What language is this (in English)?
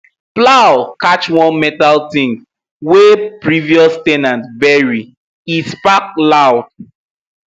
Nigerian Pidgin